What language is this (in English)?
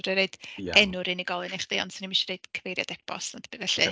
Welsh